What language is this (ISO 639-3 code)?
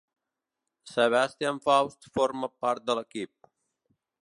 cat